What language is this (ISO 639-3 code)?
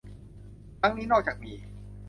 tha